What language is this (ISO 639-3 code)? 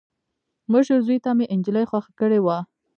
pus